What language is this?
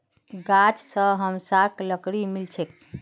Magahi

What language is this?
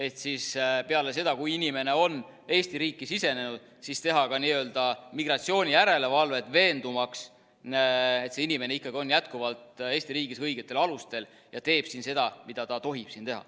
Estonian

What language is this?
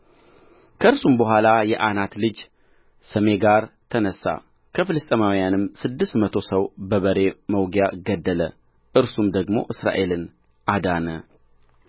Amharic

